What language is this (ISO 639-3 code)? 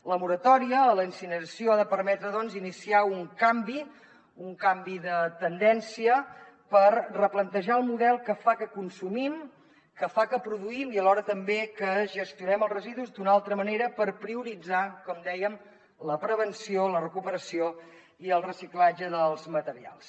cat